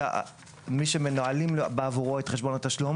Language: Hebrew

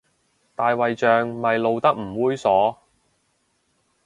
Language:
Cantonese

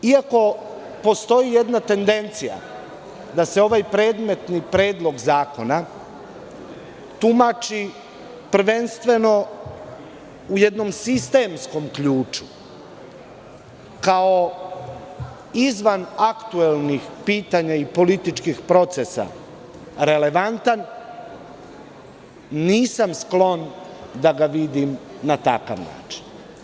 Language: Serbian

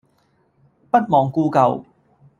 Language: Cantonese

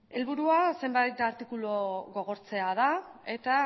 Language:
Basque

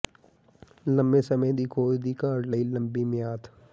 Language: Punjabi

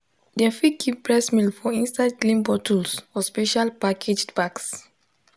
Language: Nigerian Pidgin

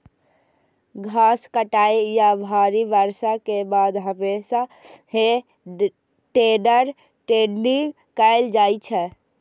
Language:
Maithili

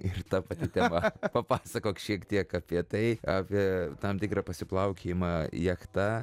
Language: Lithuanian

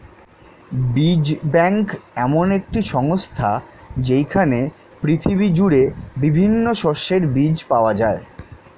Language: Bangla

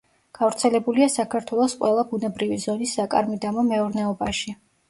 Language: Georgian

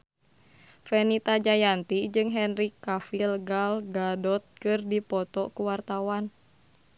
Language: Sundanese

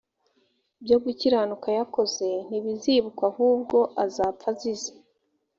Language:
Kinyarwanda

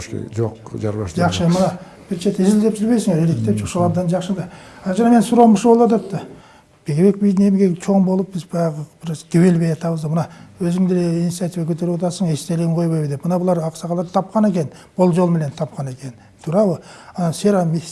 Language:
Turkish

